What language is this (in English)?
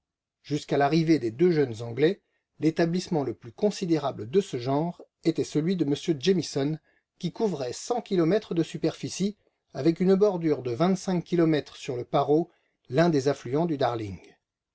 French